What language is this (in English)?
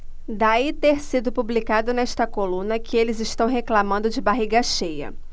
Portuguese